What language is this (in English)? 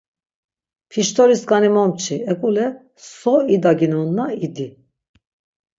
Laz